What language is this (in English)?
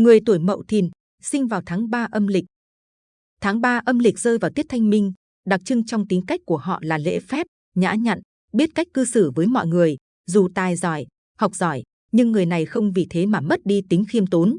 Vietnamese